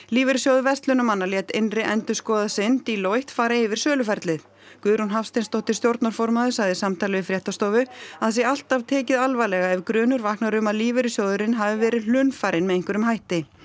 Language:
Icelandic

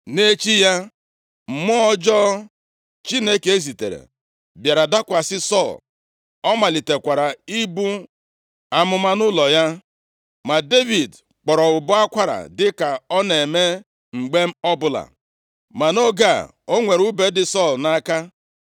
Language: Igbo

